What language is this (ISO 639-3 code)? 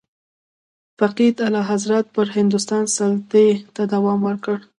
pus